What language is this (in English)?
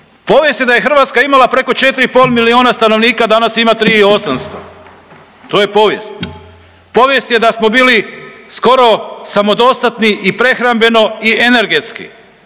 Croatian